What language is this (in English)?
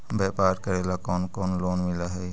Magahi